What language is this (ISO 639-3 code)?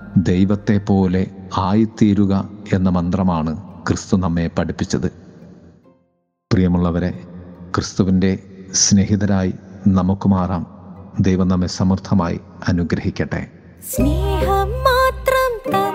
mal